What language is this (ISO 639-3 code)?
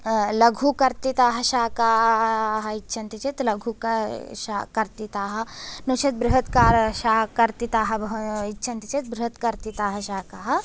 san